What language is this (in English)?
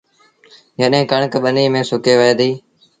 Sindhi Bhil